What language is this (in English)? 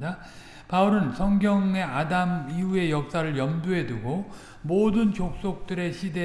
Korean